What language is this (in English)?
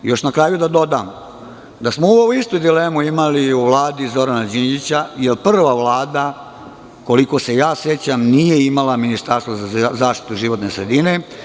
Serbian